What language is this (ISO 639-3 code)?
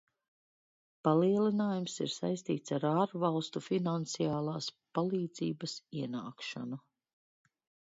lav